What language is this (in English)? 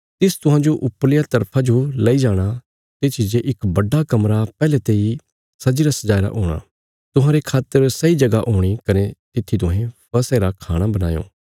Bilaspuri